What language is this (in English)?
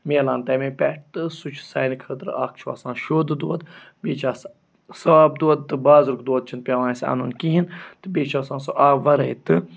Kashmiri